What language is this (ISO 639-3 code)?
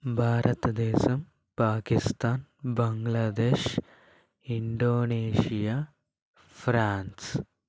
tel